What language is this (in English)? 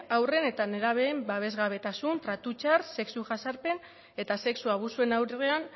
Basque